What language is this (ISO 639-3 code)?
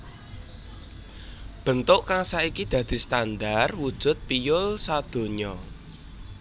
jav